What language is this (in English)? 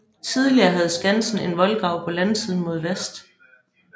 Danish